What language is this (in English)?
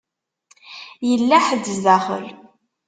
Kabyle